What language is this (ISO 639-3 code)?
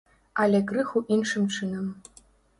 bel